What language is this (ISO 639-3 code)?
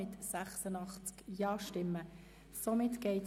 gsw